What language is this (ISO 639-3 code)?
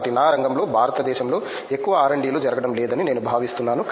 tel